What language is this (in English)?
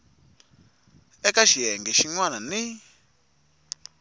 Tsonga